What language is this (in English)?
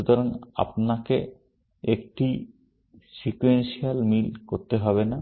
Bangla